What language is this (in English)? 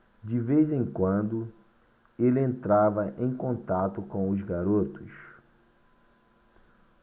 Portuguese